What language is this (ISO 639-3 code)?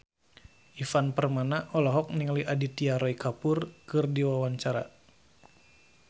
sun